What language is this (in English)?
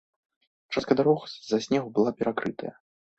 Belarusian